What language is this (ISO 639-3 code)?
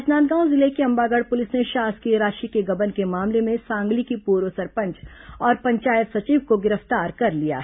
hin